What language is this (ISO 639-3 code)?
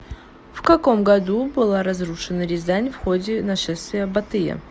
rus